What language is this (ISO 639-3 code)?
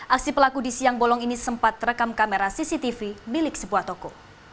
ind